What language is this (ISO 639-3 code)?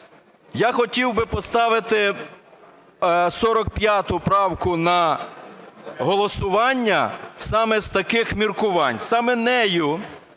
ukr